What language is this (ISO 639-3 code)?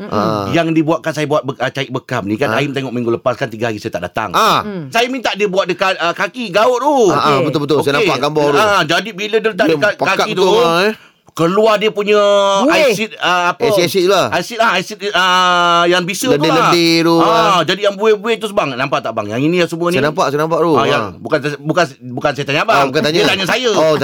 msa